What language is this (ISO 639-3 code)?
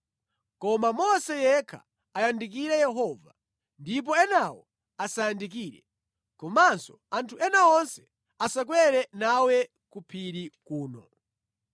nya